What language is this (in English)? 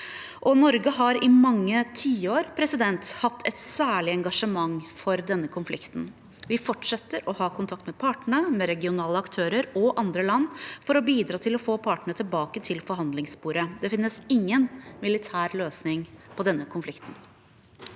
Norwegian